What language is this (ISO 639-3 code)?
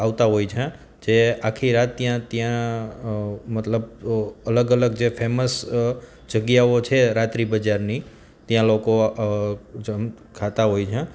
guj